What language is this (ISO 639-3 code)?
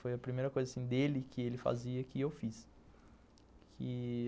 por